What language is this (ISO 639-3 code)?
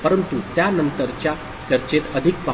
mar